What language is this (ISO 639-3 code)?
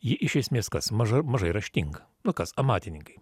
lit